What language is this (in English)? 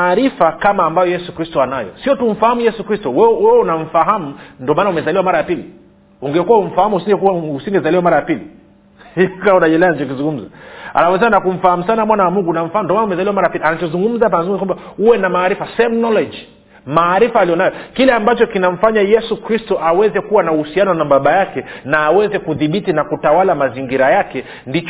Swahili